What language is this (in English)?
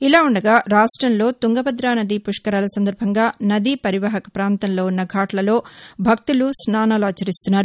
Telugu